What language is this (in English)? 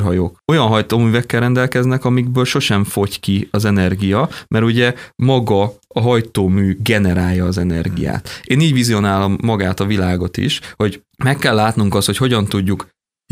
Hungarian